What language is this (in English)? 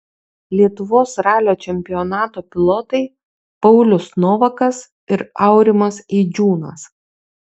Lithuanian